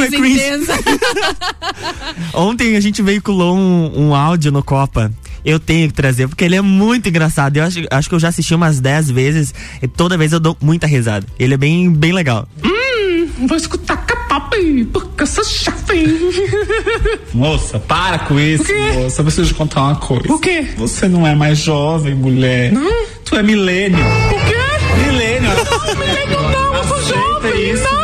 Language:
Portuguese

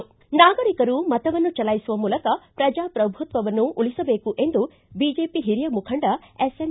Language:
Kannada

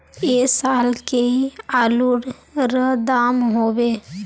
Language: Magahi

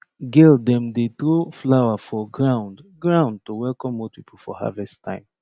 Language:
Nigerian Pidgin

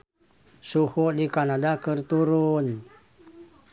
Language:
Sundanese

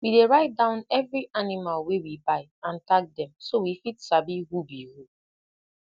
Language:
Nigerian Pidgin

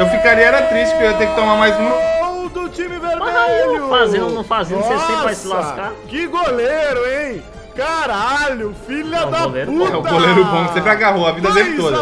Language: Portuguese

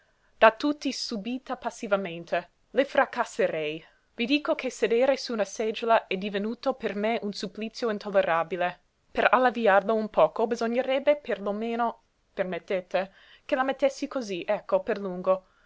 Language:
Italian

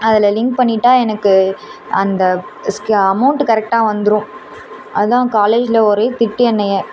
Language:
Tamil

